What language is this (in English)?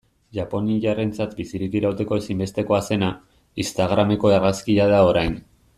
Basque